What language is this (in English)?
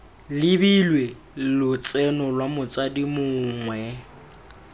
Tswana